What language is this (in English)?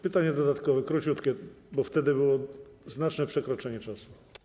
Polish